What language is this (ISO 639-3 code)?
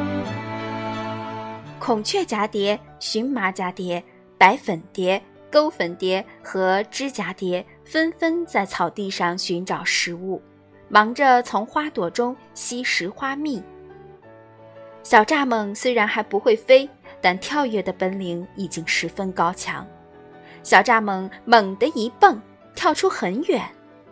zho